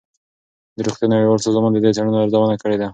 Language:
Pashto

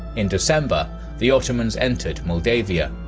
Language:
English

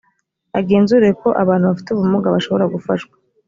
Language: Kinyarwanda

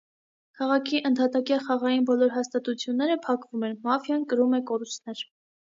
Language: Armenian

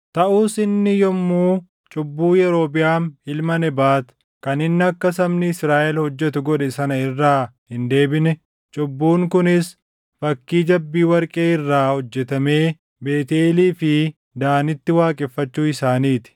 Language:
Oromo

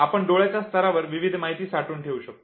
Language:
Marathi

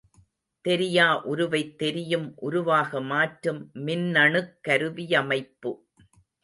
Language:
Tamil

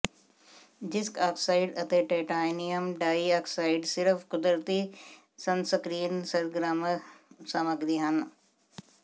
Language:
Punjabi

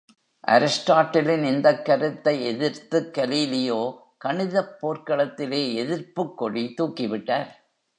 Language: Tamil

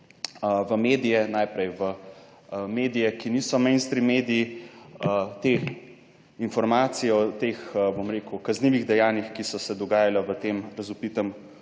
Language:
Slovenian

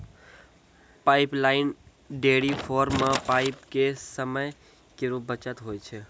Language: Maithili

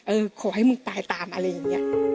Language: Thai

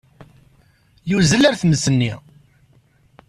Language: Kabyle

